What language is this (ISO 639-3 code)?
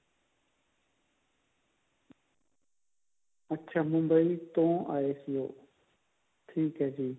pan